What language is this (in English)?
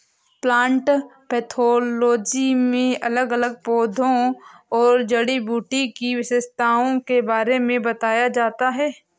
Hindi